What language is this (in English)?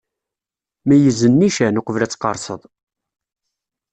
Kabyle